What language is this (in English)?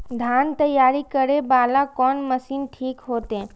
Maithili